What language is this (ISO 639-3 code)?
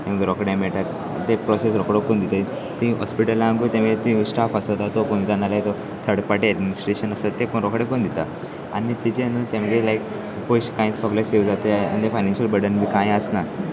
kok